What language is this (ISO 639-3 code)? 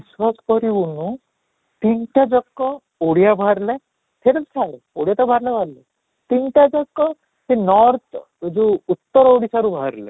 ori